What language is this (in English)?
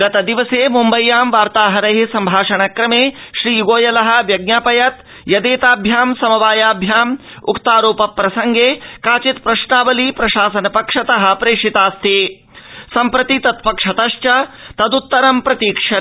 Sanskrit